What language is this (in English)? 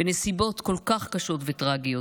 Hebrew